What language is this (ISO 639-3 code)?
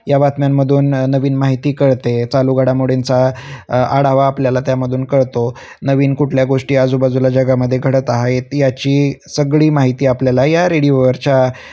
mar